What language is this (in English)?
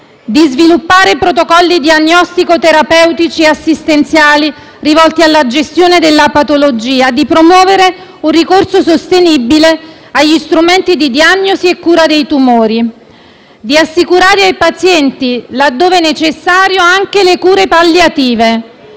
Italian